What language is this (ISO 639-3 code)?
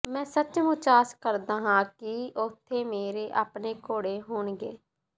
pan